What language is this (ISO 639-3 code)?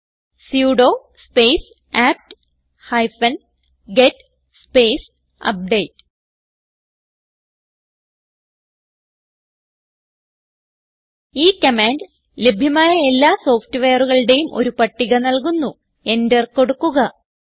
mal